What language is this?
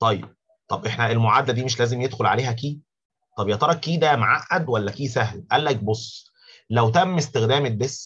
Arabic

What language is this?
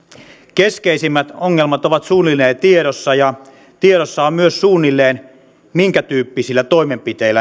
Finnish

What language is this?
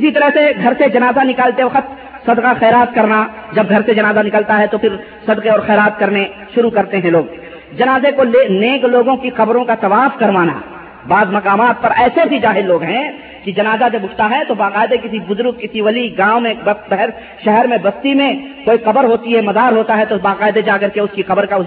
Urdu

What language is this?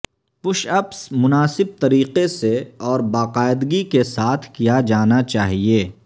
Urdu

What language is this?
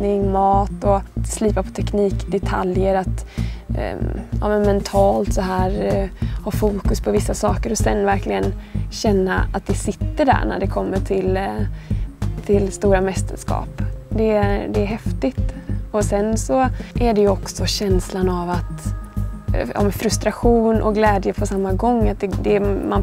Swedish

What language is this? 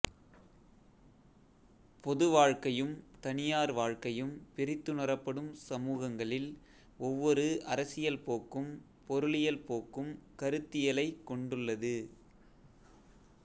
Tamil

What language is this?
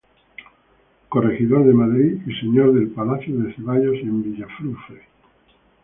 Spanish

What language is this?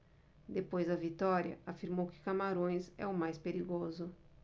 Portuguese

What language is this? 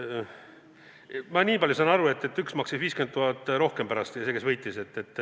Estonian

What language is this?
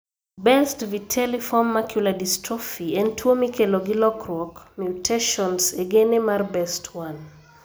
Luo (Kenya and Tanzania)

